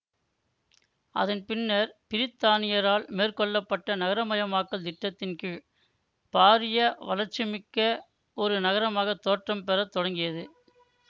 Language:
Tamil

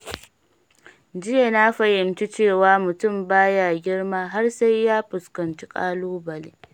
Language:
Hausa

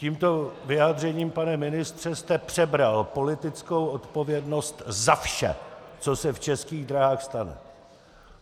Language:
Czech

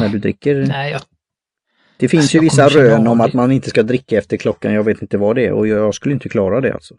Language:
Swedish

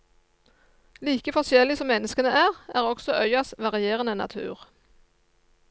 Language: Norwegian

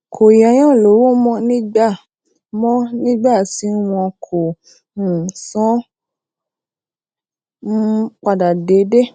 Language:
Yoruba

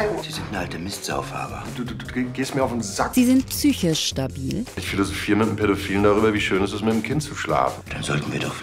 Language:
German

